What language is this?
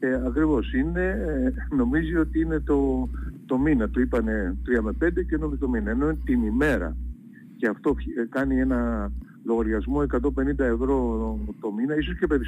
Greek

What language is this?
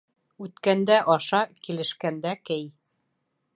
Bashkir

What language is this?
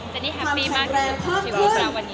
Thai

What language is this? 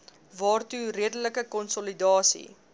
Afrikaans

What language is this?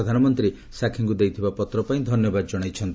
Odia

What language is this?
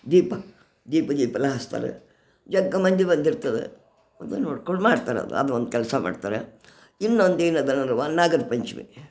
Kannada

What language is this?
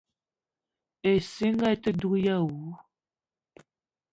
Eton (Cameroon)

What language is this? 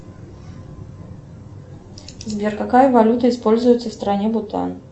Russian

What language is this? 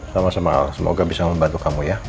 Indonesian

